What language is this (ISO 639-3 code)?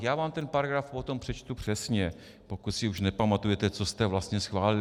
ces